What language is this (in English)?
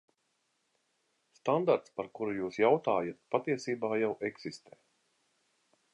Latvian